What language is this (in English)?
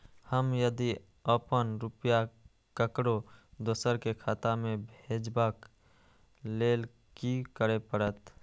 Maithili